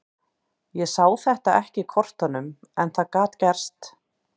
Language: Icelandic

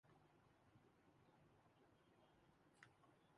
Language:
Urdu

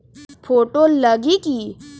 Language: Magahi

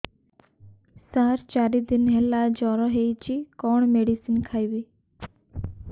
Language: Odia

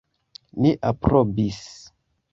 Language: Esperanto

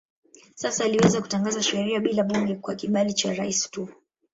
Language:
Swahili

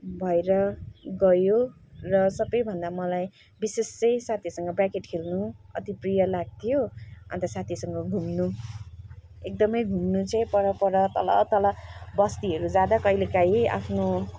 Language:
Nepali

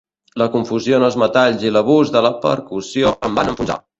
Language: Catalan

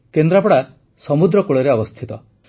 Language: Odia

